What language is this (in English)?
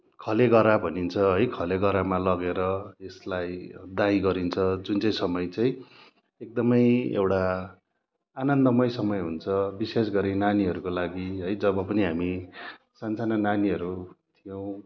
Nepali